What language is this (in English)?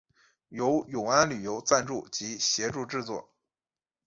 Chinese